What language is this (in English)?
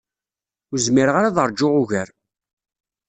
Kabyle